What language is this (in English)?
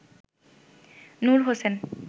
Bangla